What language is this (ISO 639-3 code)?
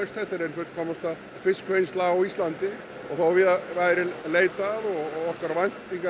isl